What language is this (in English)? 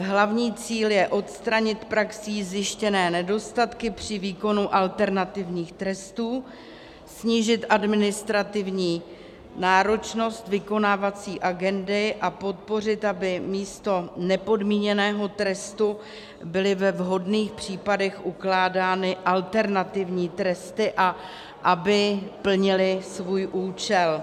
Czech